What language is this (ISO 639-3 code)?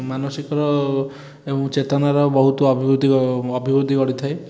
ori